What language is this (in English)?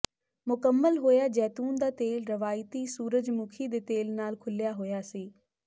Punjabi